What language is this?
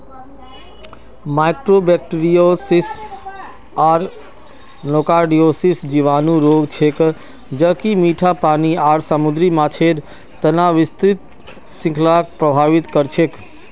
Magahi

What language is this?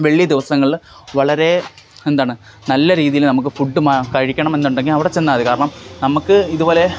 Malayalam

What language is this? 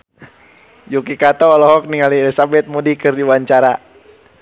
Sundanese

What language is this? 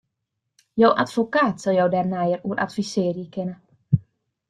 Western Frisian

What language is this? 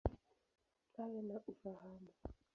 Swahili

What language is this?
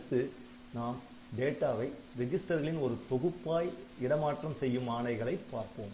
Tamil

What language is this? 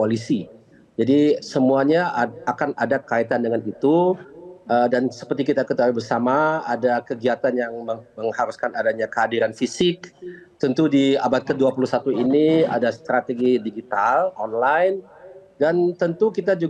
Indonesian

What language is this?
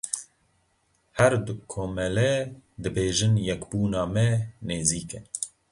Kurdish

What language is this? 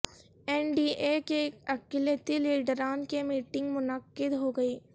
Urdu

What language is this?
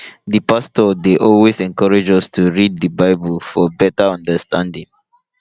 Nigerian Pidgin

